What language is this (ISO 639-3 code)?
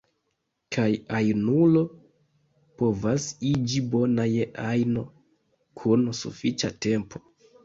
epo